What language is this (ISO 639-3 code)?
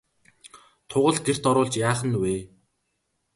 mon